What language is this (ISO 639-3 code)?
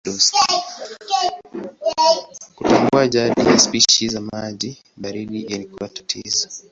swa